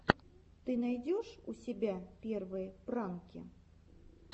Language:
Russian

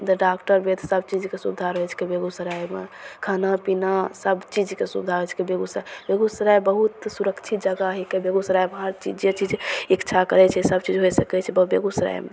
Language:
Maithili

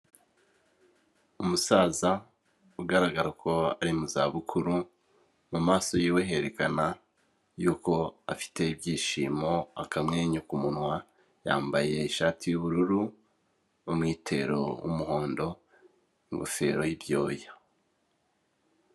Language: Kinyarwanda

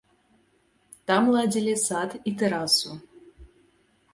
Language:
Belarusian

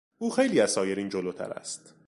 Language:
Persian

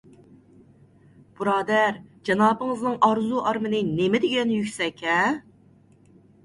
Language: Uyghur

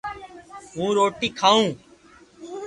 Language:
Loarki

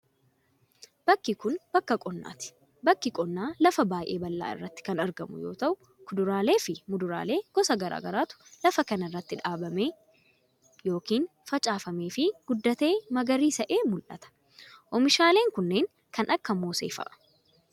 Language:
Oromo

